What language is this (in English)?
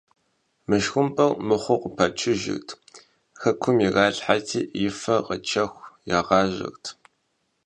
Kabardian